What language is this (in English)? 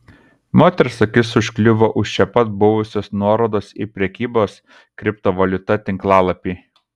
Lithuanian